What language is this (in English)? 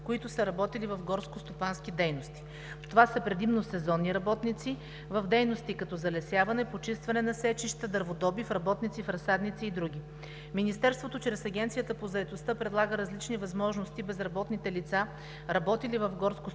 Bulgarian